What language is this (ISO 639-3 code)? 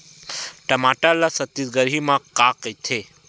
hne